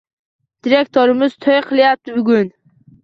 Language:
Uzbek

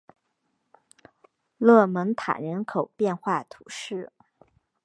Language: Chinese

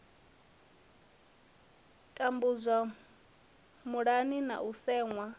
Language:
Venda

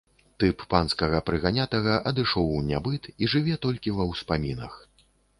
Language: Belarusian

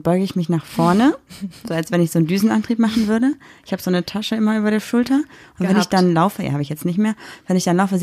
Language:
German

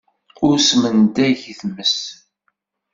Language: Kabyle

